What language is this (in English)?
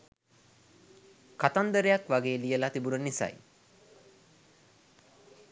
Sinhala